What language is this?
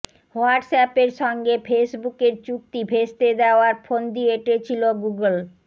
Bangla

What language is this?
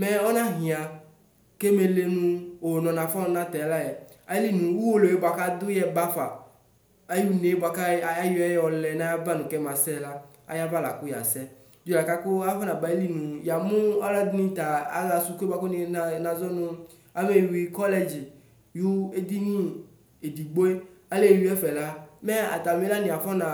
Ikposo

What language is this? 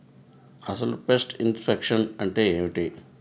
Telugu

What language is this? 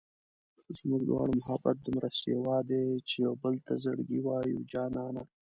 Pashto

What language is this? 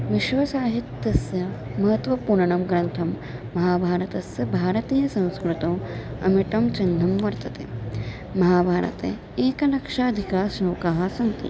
Sanskrit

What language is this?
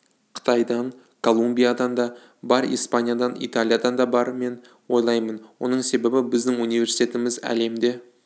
Kazakh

